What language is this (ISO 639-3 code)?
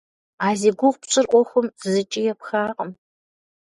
kbd